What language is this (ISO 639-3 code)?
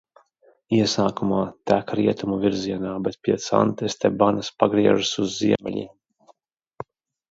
lav